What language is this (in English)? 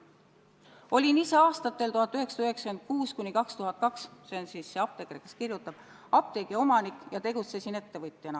Estonian